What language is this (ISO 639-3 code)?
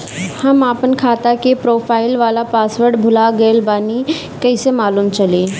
bho